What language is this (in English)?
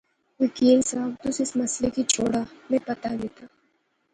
Pahari-Potwari